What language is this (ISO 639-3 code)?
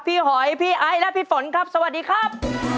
tha